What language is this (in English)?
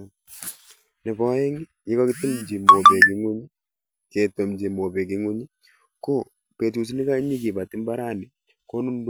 Kalenjin